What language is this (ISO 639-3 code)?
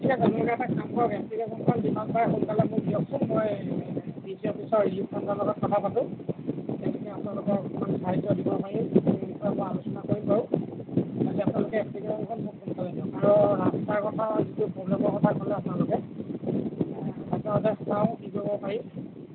asm